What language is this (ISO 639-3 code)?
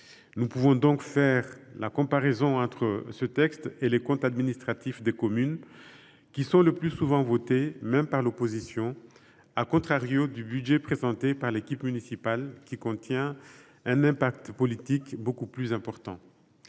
fra